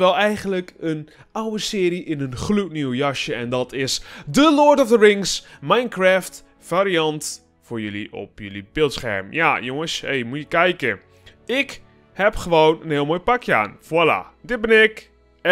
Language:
Dutch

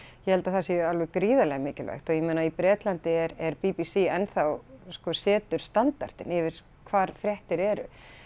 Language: Icelandic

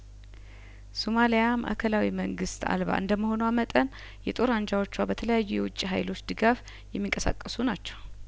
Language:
Amharic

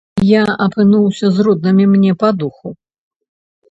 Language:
Belarusian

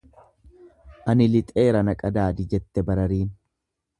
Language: Oromo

